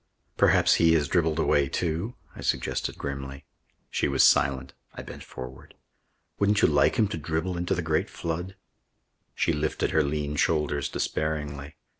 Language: English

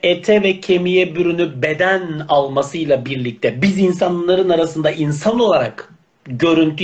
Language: Turkish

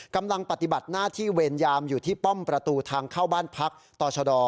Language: Thai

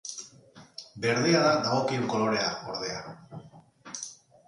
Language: Basque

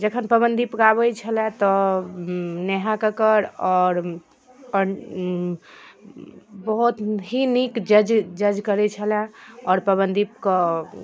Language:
Maithili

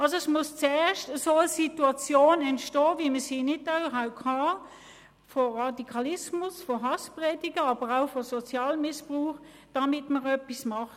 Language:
Swiss German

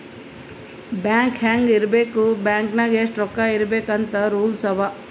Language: Kannada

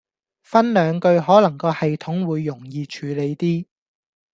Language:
Cantonese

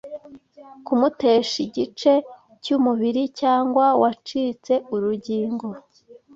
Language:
Kinyarwanda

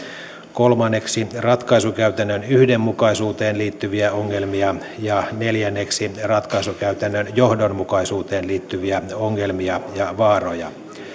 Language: Finnish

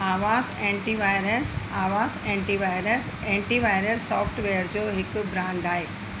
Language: Sindhi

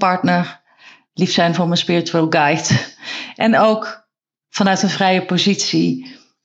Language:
Dutch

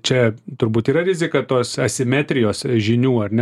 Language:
Lithuanian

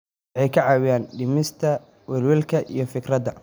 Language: Somali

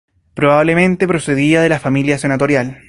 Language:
Spanish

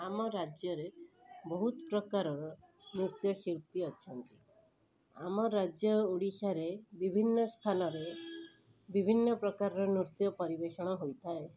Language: Odia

